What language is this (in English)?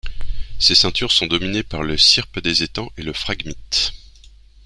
French